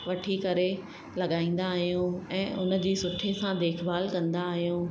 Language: Sindhi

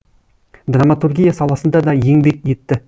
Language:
Kazakh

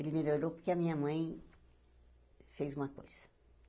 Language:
Portuguese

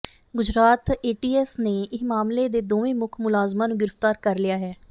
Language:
Punjabi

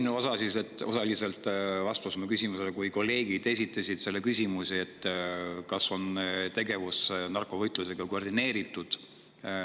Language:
Estonian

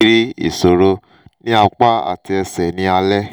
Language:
Yoruba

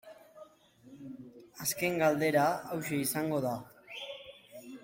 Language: Basque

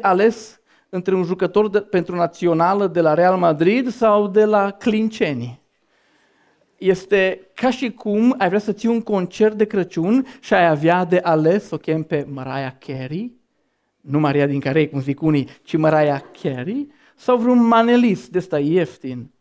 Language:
Romanian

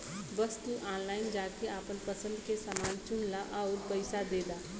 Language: Bhojpuri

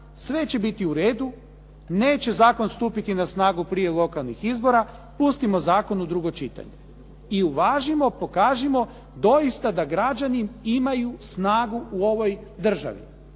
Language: Croatian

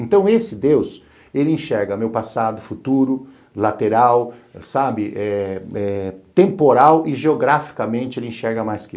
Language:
Portuguese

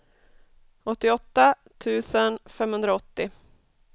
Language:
Swedish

